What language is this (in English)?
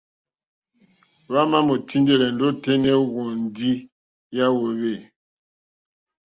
Mokpwe